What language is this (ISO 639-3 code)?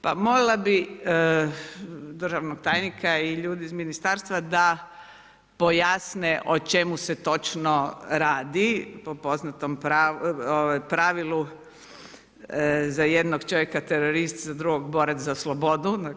hrv